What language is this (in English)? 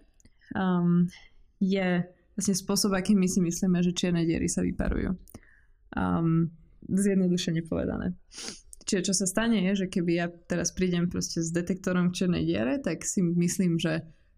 Czech